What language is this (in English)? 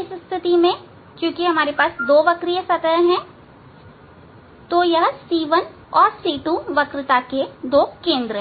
Hindi